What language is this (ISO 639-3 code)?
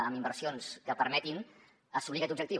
cat